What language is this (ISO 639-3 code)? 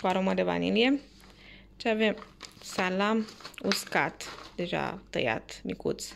ron